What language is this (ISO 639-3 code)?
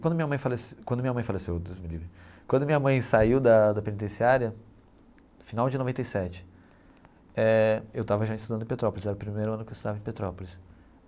por